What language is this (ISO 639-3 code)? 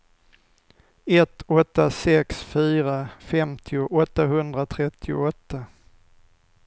swe